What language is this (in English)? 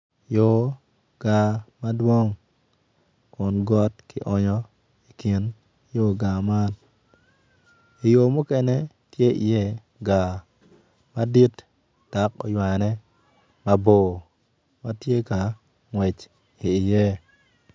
Acoli